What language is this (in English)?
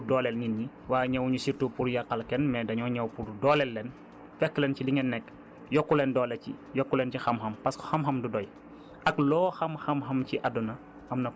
Wolof